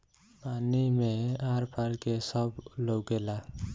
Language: Bhojpuri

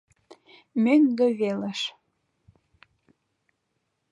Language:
Mari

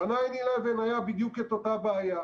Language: Hebrew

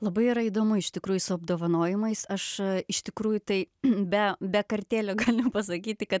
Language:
Lithuanian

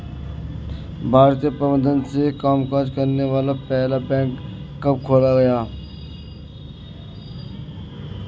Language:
Hindi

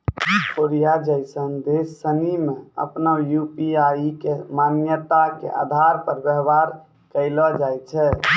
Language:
Maithili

